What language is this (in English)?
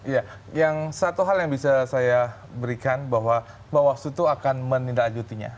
Indonesian